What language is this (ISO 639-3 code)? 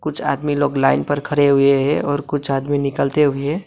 hin